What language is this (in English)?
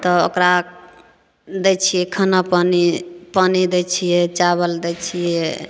Maithili